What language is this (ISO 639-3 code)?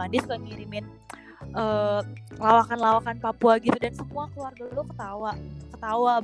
ind